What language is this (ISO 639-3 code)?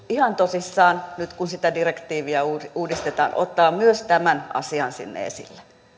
fin